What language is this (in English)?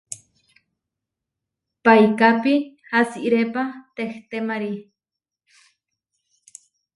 Huarijio